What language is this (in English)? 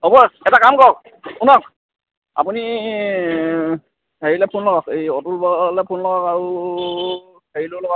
Assamese